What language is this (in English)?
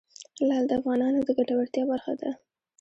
Pashto